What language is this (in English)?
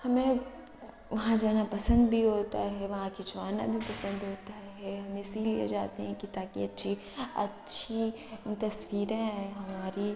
Urdu